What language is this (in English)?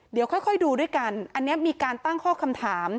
Thai